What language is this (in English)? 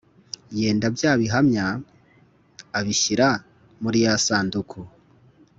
Kinyarwanda